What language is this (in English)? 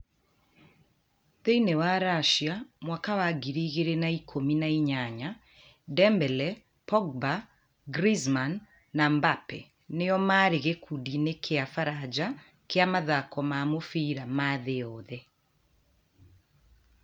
Kikuyu